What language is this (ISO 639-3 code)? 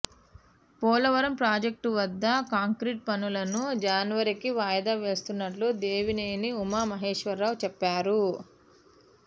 tel